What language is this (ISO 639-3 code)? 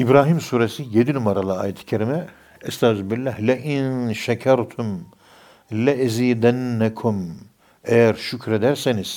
tur